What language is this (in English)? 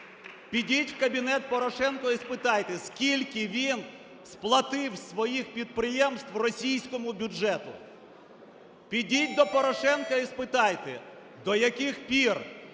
Ukrainian